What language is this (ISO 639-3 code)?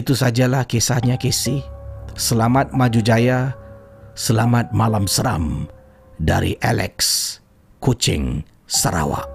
msa